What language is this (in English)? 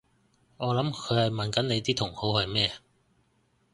Cantonese